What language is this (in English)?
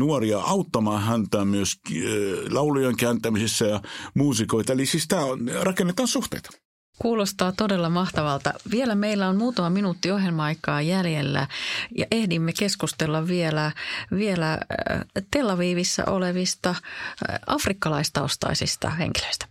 Finnish